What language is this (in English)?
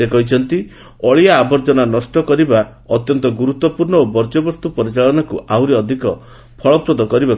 Odia